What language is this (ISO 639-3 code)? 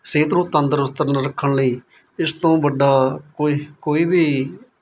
pan